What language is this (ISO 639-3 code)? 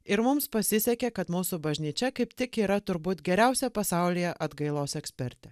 lit